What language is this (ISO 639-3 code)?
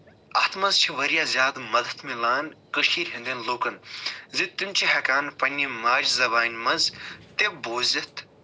kas